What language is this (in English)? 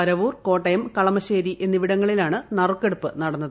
Malayalam